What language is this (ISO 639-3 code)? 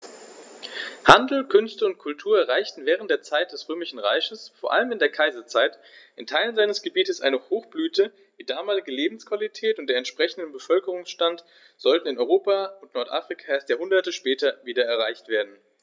deu